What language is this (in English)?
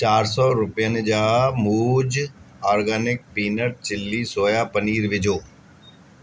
Sindhi